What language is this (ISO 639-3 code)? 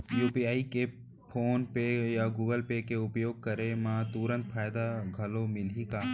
hne